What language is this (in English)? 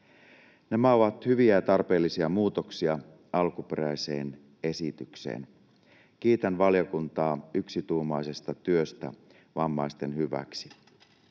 Finnish